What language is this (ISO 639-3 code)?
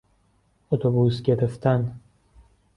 fas